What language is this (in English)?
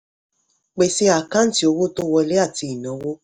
Yoruba